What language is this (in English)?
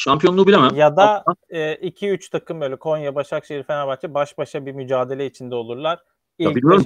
Turkish